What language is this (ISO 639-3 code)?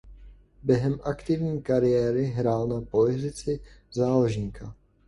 ces